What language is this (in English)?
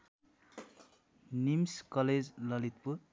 Nepali